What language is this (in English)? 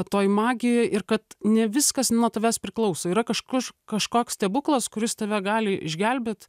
Lithuanian